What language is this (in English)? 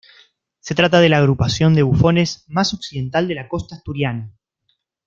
Spanish